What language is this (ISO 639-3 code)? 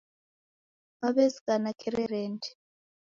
dav